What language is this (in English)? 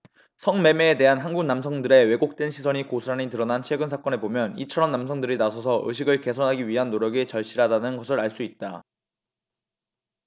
Korean